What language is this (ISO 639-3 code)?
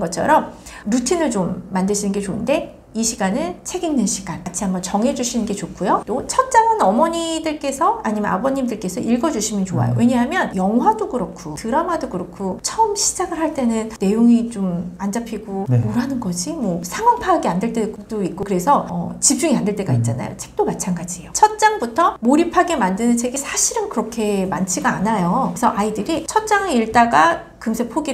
kor